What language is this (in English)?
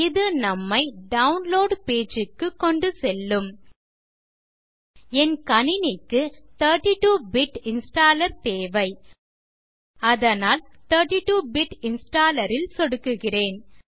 Tamil